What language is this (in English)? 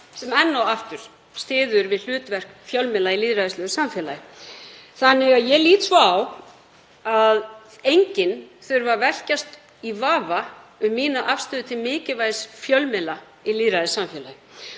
Icelandic